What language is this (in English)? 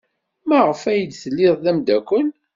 Kabyle